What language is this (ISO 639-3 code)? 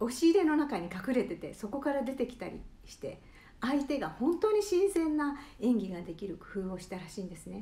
jpn